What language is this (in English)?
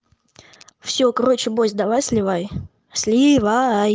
Russian